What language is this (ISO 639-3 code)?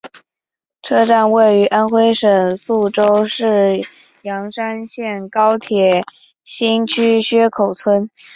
zho